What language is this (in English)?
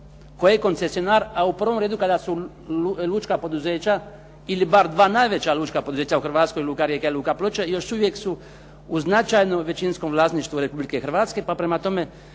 Croatian